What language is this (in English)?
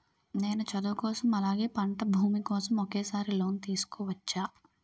Telugu